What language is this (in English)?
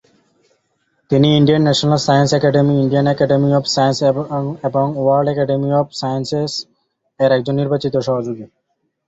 Bangla